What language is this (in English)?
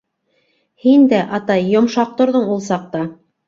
Bashkir